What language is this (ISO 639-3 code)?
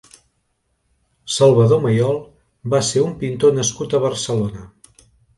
cat